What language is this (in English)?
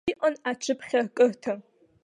Abkhazian